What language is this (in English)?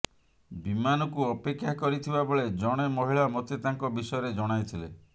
Odia